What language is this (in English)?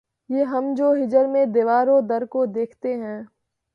Urdu